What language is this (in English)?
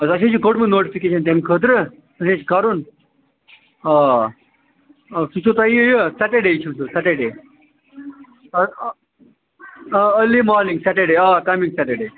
Kashmiri